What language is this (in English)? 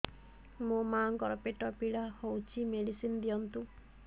Odia